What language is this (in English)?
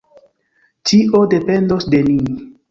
Esperanto